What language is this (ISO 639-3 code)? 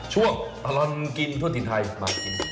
tha